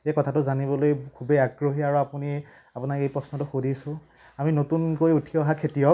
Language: Assamese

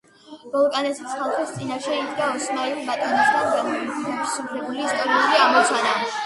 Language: Georgian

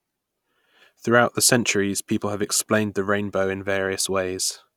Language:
English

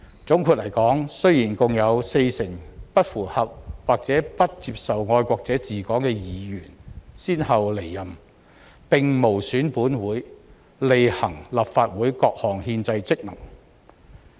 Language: Cantonese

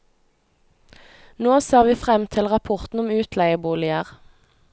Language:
Norwegian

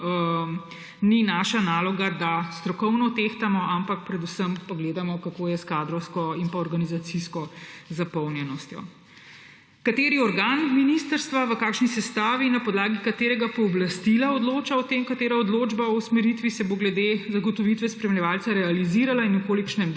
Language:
Slovenian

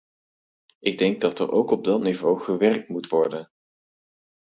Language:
Dutch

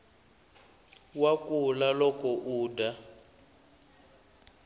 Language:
Tsonga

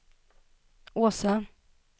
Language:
Swedish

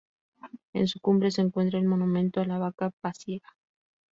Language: Spanish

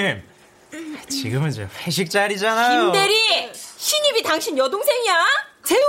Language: Korean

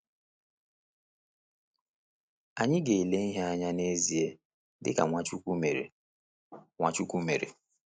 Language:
Igbo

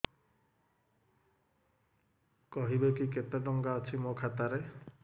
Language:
Odia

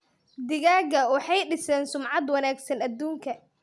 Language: Somali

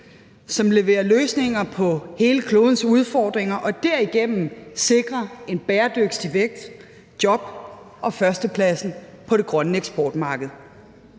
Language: Danish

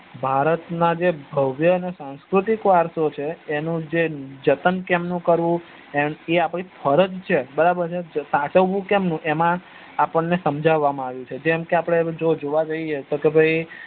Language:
Gujarati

